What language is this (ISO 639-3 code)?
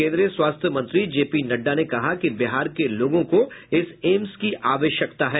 hin